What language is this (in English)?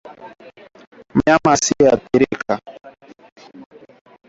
Swahili